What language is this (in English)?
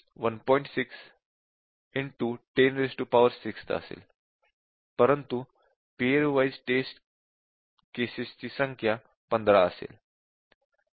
Marathi